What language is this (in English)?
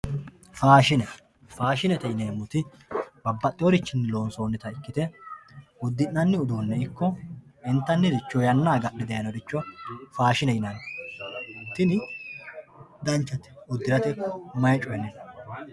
Sidamo